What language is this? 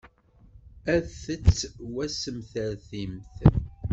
Kabyle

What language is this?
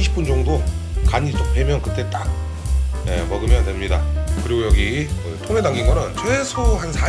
Korean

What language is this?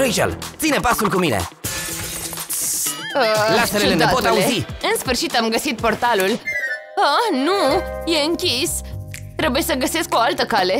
Romanian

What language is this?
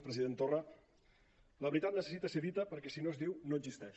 Catalan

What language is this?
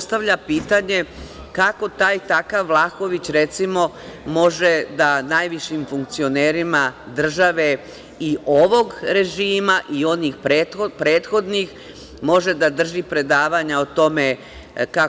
Serbian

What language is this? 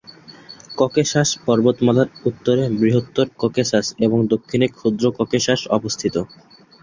Bangla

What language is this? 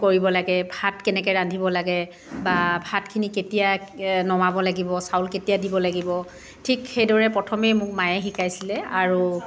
Assamese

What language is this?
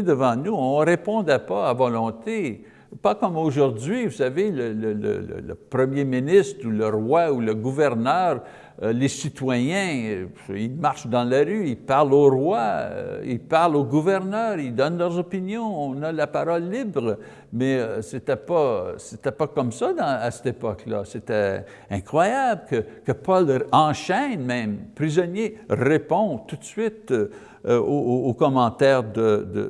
French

